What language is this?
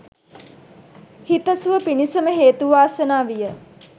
Sinhala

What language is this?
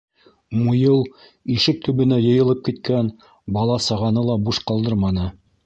Bashkir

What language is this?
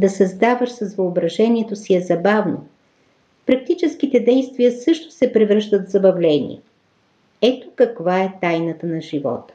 Bulgarian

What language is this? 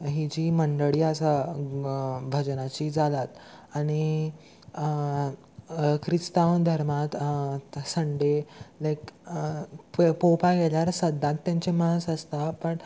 Konkani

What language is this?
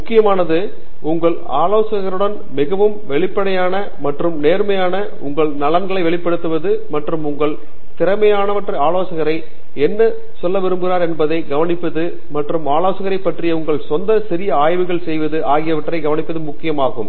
Tamil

